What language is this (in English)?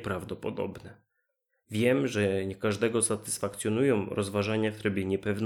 Polish